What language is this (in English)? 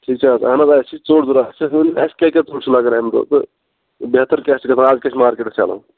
Kashmiri